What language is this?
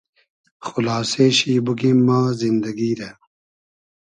Hazaragi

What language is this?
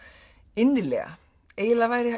Icelandic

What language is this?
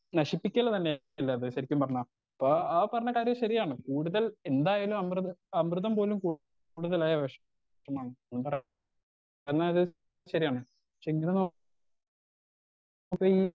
Malayalam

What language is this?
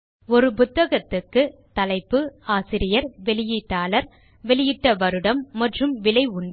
Tamil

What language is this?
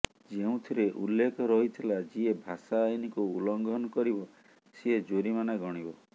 Odia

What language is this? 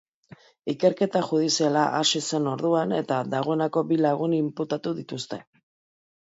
Basque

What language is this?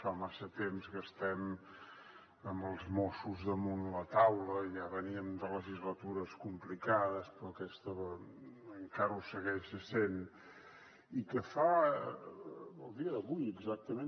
Catalan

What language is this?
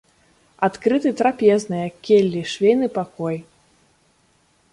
Belarusian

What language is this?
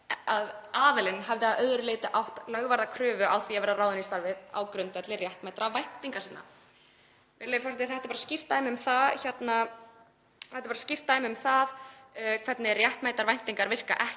Icelandic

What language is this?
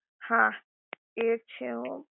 Gujarati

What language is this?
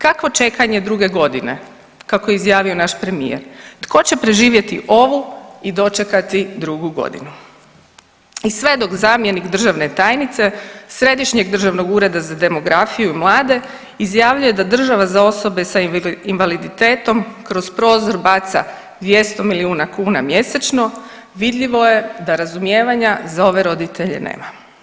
Croatian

